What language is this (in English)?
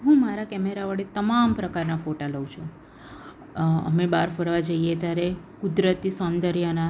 Gujarati